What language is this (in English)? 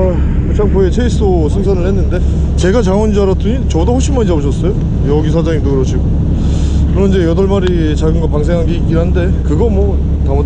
Korean